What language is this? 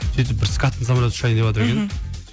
Kazakh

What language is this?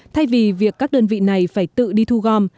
Vietnamese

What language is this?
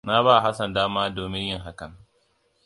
Hausa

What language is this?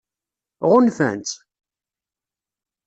Kabyle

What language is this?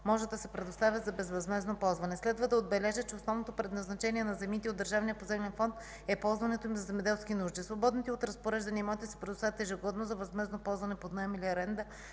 Bulgarian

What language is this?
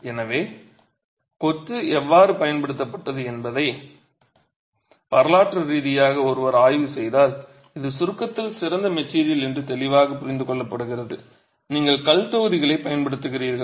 Tamil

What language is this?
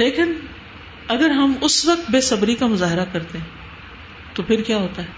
Urdu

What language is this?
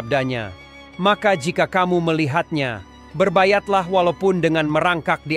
Indonesian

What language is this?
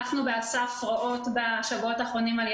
Hebrew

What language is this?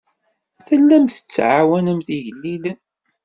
Kabyle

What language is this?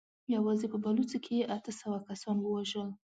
Pashto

